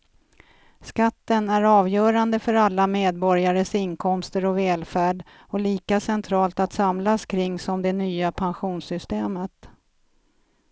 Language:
Swedish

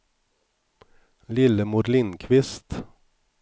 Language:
Swedish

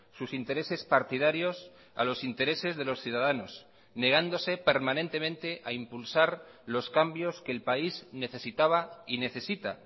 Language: Spanish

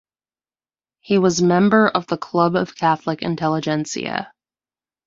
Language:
English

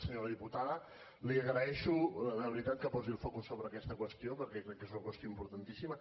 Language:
Catalan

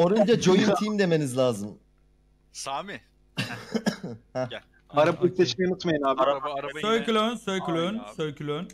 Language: Turkish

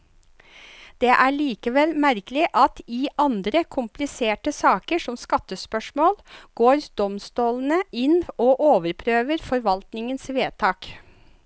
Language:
Norwegian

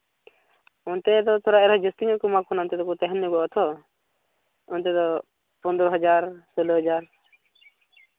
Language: Santali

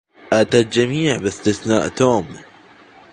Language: Arabic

